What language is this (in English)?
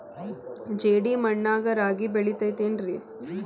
Kannada